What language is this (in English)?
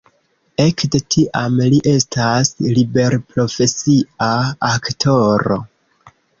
Esperanto